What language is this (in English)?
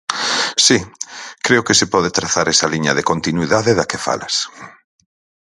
Galician